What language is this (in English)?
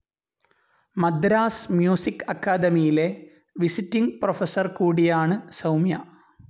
Malayalam